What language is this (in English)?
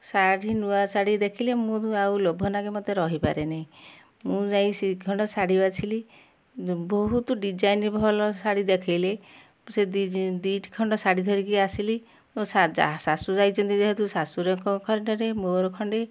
Odia